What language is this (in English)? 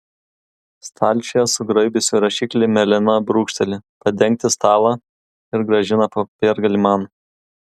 Lithuanian